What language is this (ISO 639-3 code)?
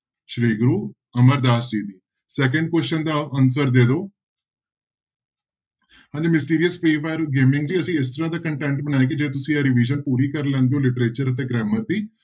pan